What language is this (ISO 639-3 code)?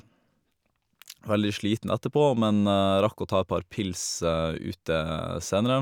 nor